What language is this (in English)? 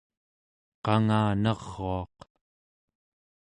Central Yupik